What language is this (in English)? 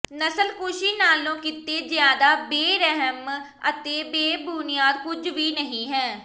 Punjabi